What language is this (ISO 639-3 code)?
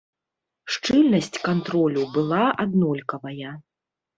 bel